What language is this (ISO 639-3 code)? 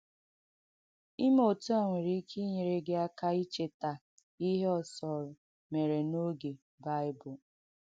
ibo